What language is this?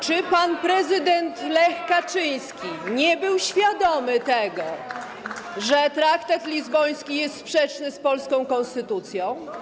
Polish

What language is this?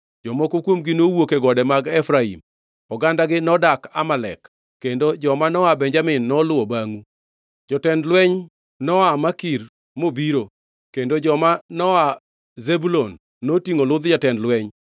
Luo (Kenya and Tanzania)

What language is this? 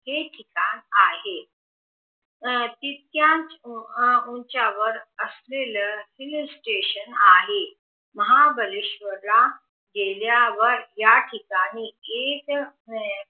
Marathi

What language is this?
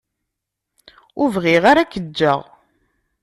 Kabyle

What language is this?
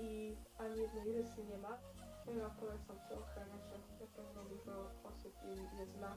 Polish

